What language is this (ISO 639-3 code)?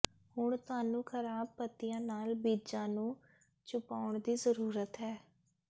pan